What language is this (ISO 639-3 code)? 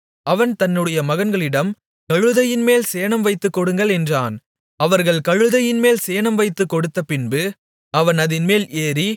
tam